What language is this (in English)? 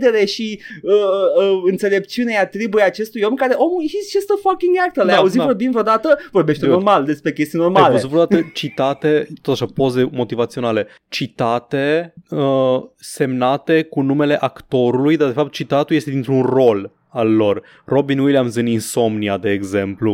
Romanian